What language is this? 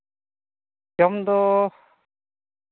Santali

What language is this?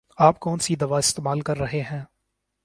Urdu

